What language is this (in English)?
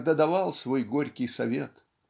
Russian